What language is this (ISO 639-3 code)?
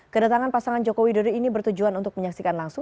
ind